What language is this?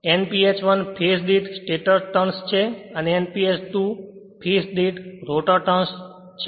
Gujarati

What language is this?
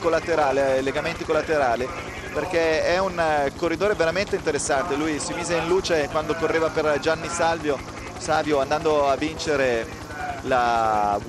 Italian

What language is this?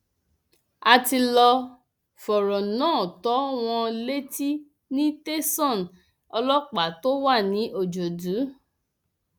Yoruba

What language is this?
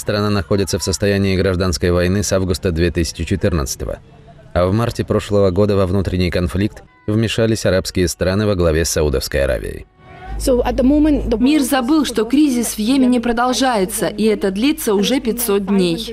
Russian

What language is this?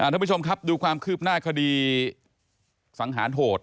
Thai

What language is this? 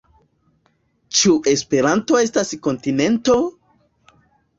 Esperanto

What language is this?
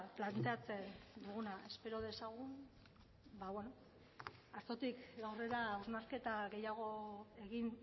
Basque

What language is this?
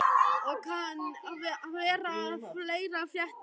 Icelandic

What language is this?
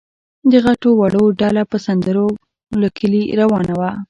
Pashto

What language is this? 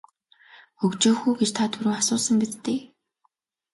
Mongolian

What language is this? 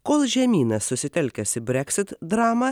Lithuanian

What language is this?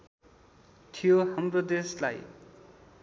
Nepali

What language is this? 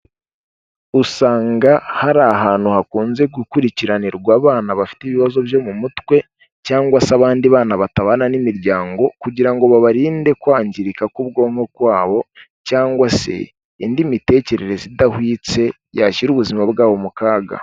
Kinyarwanda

